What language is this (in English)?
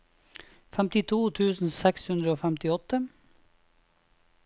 Norwegian